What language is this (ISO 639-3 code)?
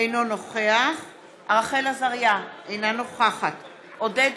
heb